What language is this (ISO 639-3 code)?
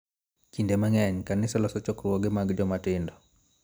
luo